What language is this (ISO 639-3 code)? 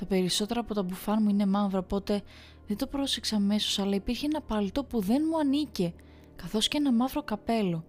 ell